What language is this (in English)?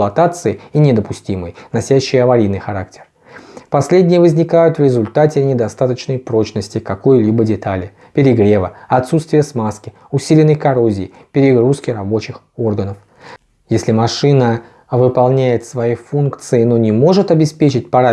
Russian